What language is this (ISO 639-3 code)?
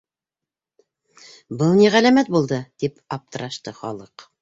bak